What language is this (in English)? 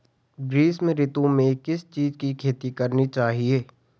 Hindi